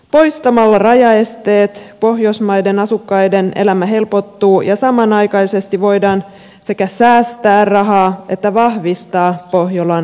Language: Finnish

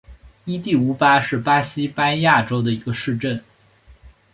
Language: Chinese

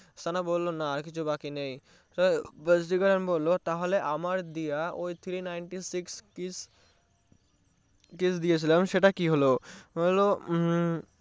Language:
Bangla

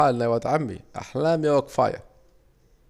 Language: Saidi Arabic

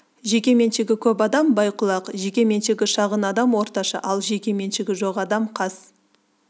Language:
Kazakh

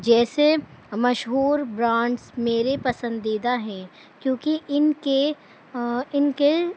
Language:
Urdu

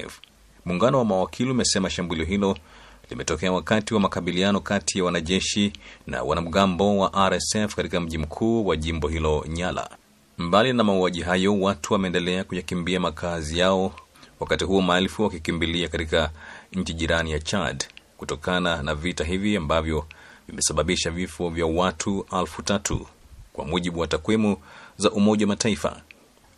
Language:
Swahili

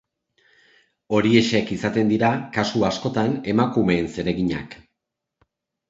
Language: Basque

